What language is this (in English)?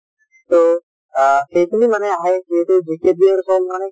Assamese